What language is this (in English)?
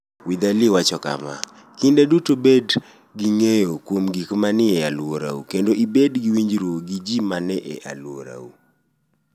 Luo (Kenya and Tanzania)